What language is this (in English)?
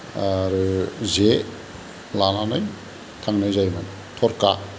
Bodo